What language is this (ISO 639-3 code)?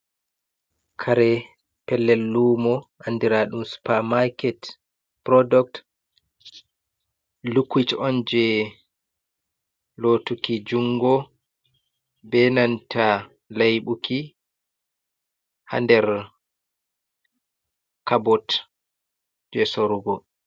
ful